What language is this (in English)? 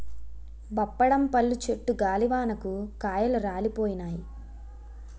Telugu